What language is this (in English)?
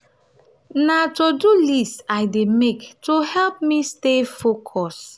Nigerian Pidgin